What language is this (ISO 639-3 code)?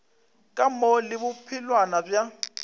nso